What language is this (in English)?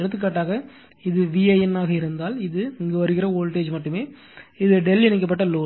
Tamil